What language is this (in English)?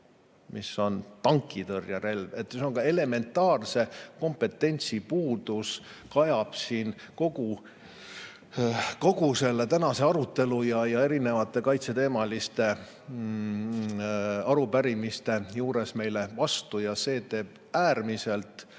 Estonian